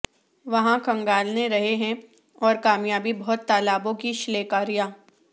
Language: Urdu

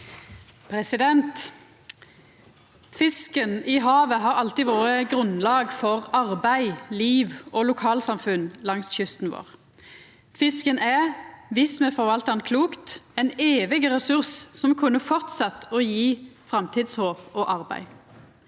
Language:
Norwegian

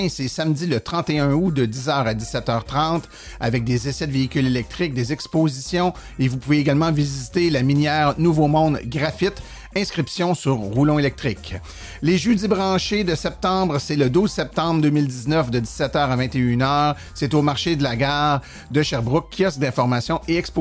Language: French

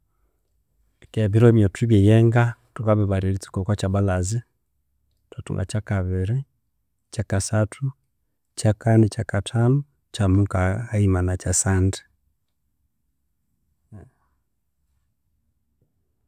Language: Konzo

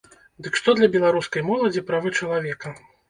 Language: Belarusian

